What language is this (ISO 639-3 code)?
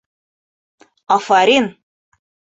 bak